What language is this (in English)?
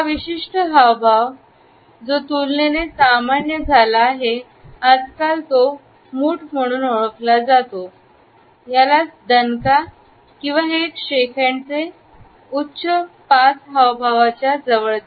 Marathi